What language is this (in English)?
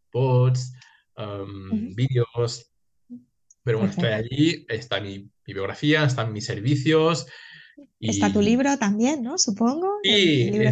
Spanish